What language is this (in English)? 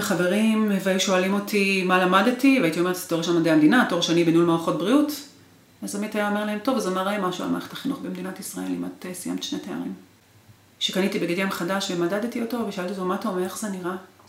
Hebrew